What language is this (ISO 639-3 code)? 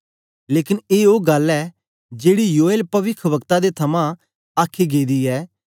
doi